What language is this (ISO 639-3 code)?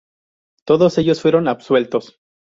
spa